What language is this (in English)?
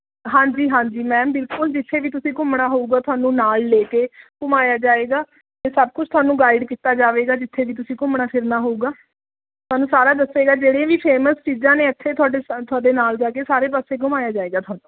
Punjabi